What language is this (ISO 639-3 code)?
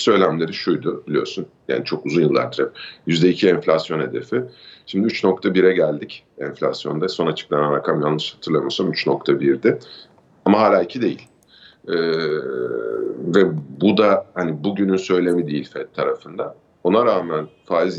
tur